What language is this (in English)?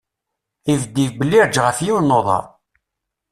Kabyle